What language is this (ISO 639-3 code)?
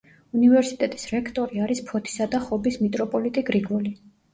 kat